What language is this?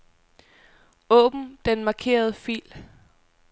Danish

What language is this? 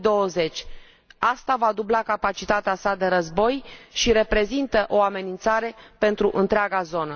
Romanian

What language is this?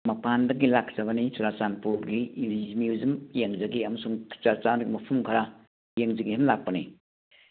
Manipuri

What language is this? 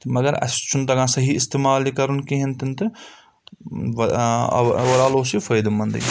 Kashmiri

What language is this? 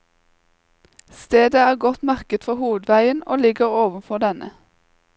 Norwegian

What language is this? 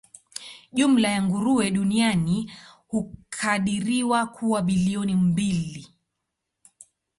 Swahili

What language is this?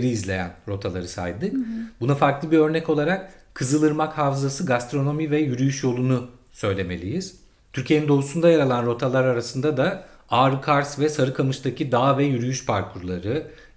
Turkish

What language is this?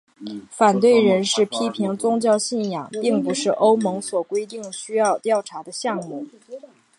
Chinese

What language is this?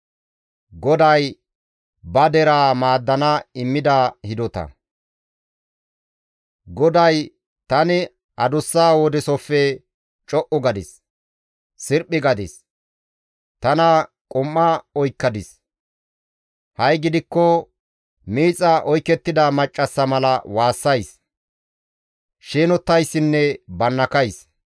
Gamo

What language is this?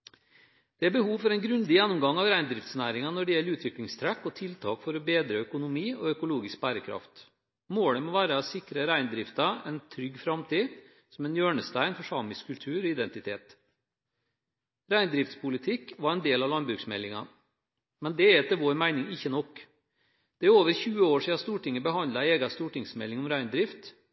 Norwegian Bokmål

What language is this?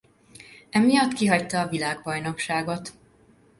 Hungarian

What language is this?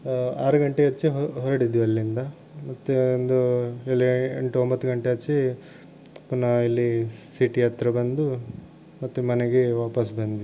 Kannada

